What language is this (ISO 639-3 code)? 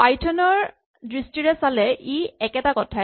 asm